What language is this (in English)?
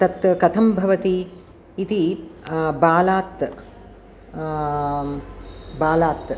Sanskrit